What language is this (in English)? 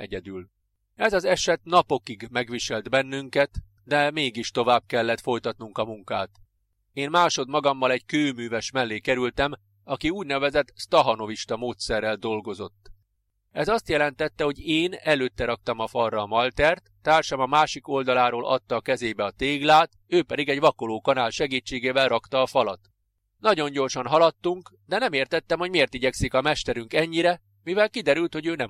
Hungarian